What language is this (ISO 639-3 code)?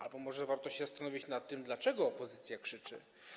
pol